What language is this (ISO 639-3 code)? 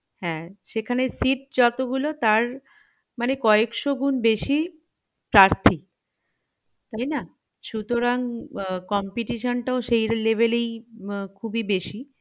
ben